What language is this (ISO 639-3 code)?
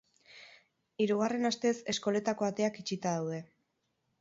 eus